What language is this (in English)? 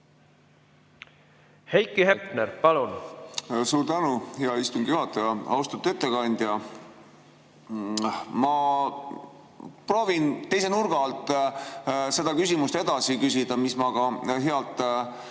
Estonian